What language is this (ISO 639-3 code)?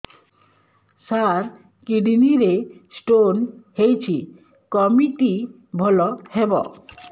ori